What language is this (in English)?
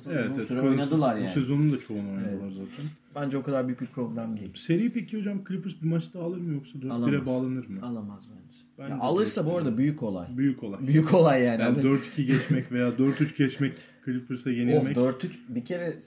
Turkish